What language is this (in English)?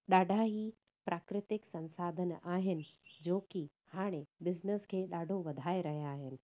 Sindhi